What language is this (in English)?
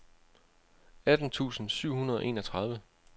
Danish